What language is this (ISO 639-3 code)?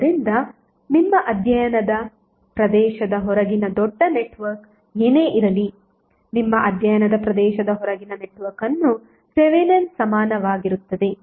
kan